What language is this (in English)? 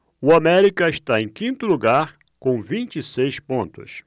Portuguese